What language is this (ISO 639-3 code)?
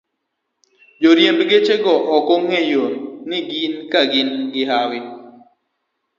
luo